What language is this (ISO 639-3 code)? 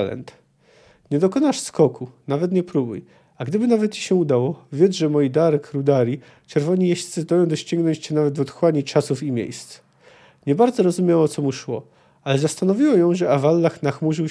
pol